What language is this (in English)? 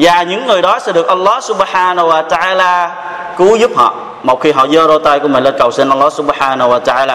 Vietnamese